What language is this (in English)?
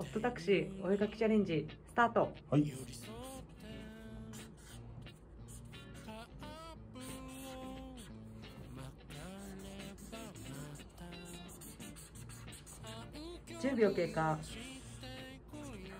Japanese